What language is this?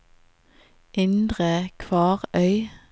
Norwegian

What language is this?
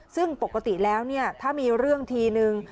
Thai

